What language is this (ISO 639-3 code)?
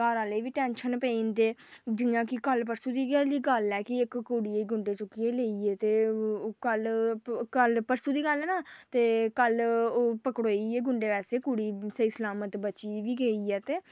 doi